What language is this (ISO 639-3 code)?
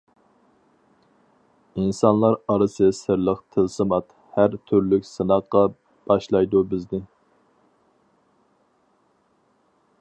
uig